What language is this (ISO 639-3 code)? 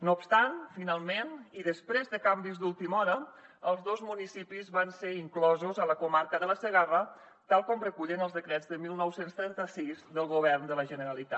cat